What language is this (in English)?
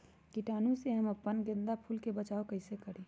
Magahi